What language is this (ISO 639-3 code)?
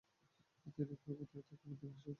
ben